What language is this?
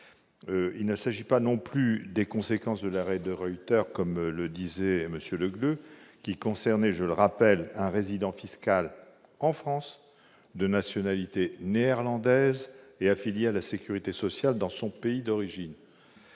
French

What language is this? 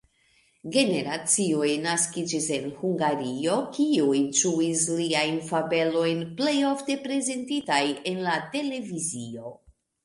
Esperanto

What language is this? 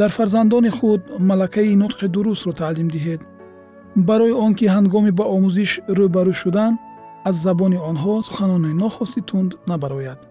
Persian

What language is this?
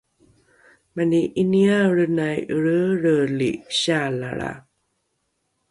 Rukai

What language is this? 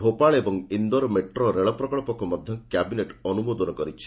Odia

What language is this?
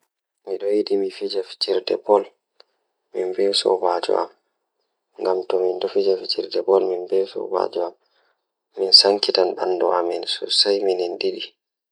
Fula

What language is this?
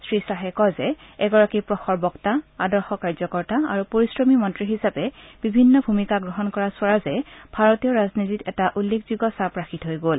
Assamese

